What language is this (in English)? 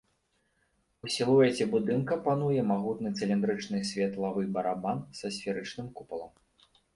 Belarusian